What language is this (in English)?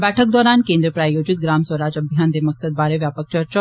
Dogri